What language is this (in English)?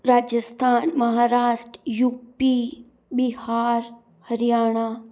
Hindi